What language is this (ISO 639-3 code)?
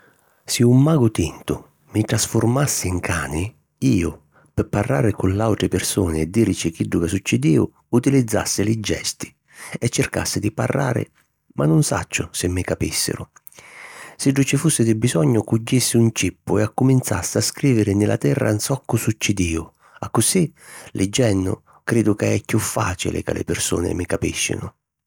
scn